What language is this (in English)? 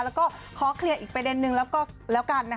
Thai